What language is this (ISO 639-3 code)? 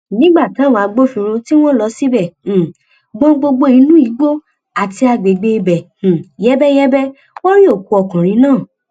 yor